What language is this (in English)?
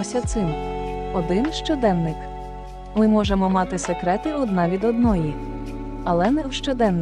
Ukrainian